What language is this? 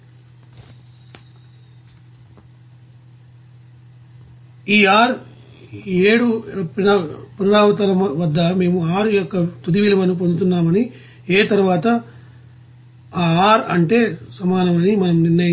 Telugu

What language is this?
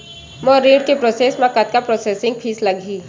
Chhattisgarhi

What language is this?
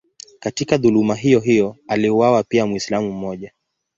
Swahili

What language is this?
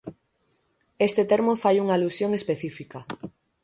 Galician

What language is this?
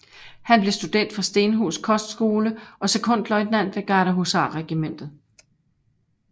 Danish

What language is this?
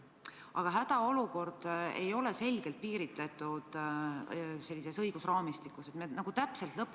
Estonian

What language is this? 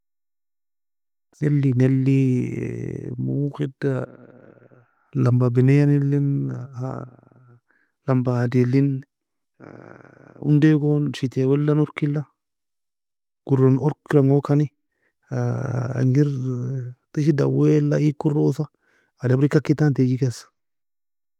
Nobiin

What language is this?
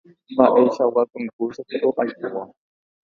Guarani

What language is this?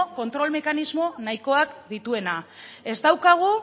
Basque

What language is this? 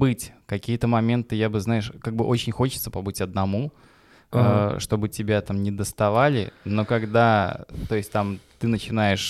Russian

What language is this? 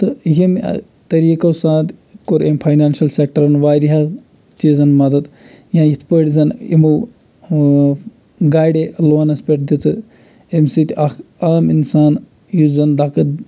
Kashmiri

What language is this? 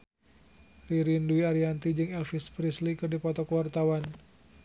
Sundanese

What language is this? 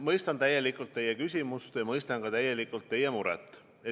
Estonian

